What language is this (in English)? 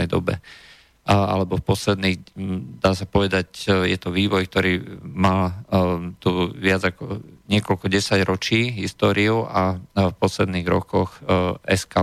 Slovak